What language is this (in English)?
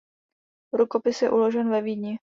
Czech